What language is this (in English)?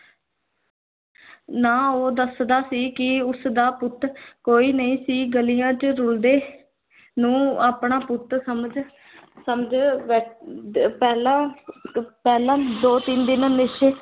Punjabi